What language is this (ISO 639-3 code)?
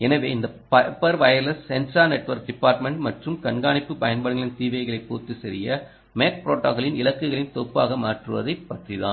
tam